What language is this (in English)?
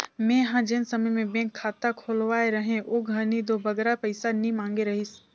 Chhattisgarhi